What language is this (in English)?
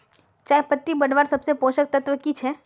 Magahi